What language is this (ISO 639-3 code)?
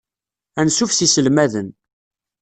kab